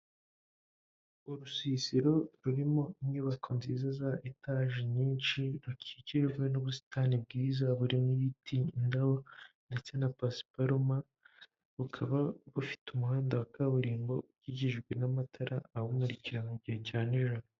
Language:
Kinyarwanda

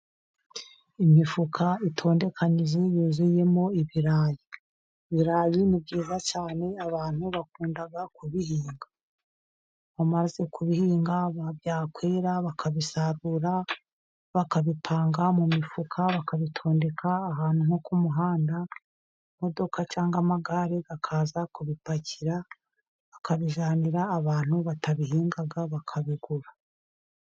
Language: Kinyarwanda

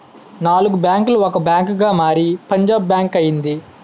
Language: Telugu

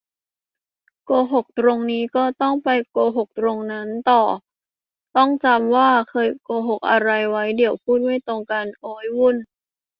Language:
Thai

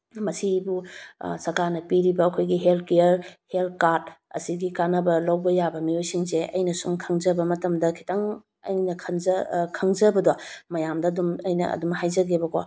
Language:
Manipuri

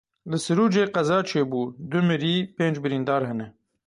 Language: Kurdish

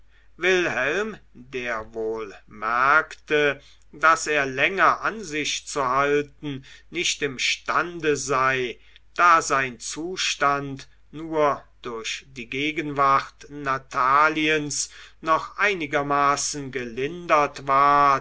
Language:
German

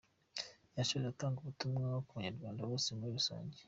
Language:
Kinyarwanda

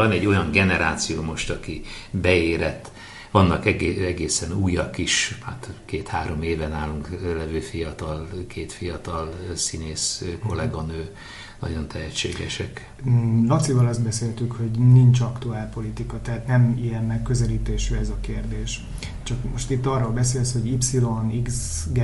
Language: Hungarian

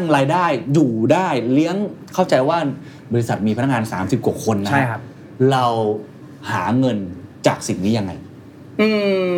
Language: Thai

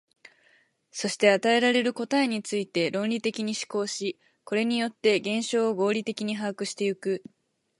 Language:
Japanese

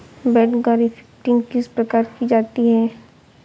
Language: Hindi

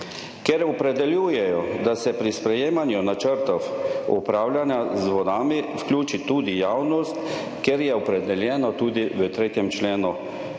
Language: Slovenian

